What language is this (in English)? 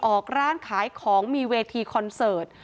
Thai